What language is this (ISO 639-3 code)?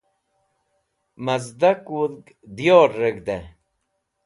wbl